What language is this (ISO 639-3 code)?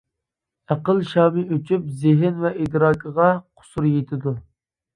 uig